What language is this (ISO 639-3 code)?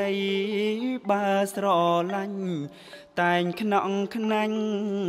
tha